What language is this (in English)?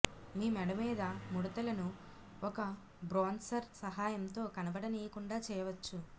Telugu